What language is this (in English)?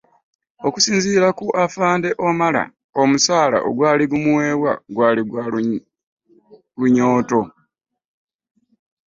Ganda